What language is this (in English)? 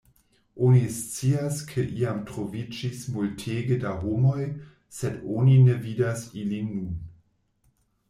Esperanto